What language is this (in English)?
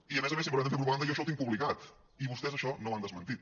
Catalan